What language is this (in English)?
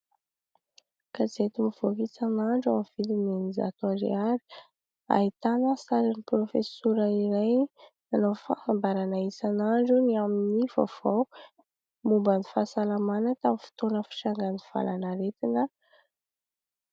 Malagasy